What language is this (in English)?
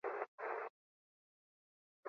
Basque